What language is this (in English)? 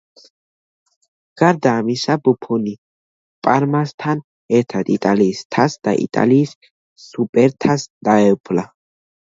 Georgian